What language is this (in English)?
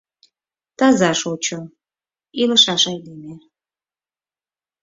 Mari